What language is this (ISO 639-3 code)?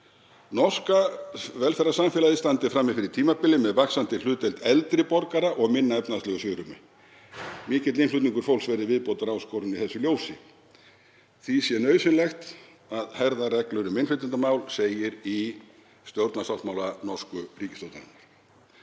isl